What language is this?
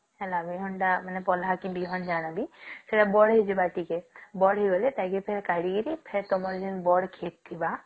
Odia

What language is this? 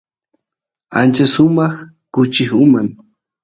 Santiago del Estero Quichua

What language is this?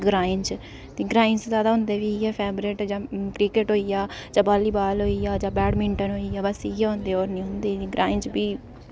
Dogri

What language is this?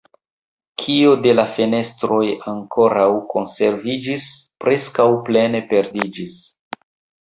Esperanto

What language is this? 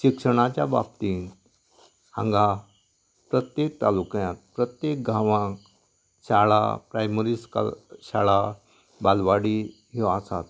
Konkani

